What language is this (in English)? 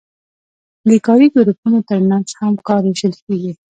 Pashto